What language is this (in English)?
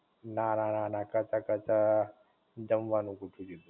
Gujarati